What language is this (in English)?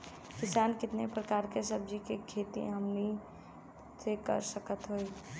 Bhojpuri